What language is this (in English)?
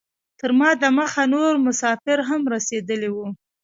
Pashto